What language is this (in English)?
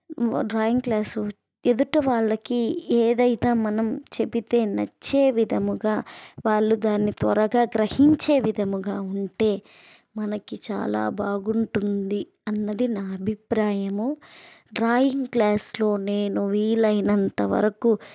Telugu